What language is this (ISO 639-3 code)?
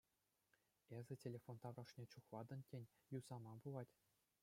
chv